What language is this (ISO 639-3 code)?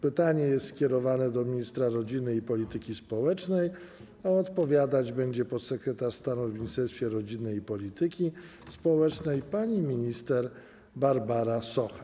pol